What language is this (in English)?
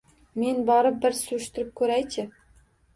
Uzbek